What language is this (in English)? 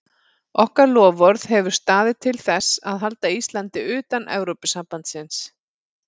Icelandic